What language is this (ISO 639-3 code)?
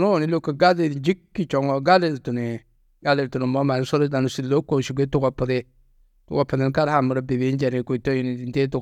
tuq